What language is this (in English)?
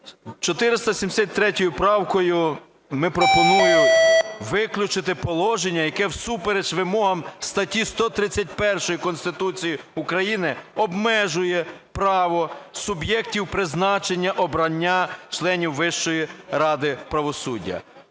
Ukrainian